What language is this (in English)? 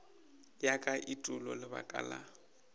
Northern Sotho